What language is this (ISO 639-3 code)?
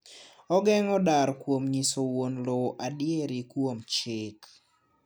luo